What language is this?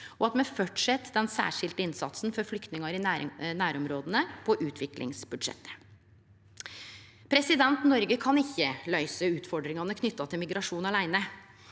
Norwegian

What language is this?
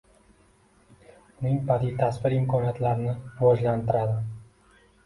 Uzbek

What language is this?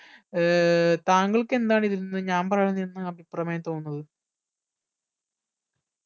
Malayalam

